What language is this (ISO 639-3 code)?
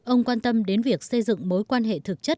vie